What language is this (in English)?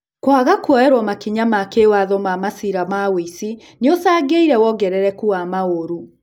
Kikuyu